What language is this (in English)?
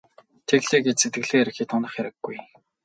Mongolian